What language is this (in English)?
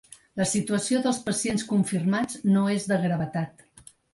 Catalan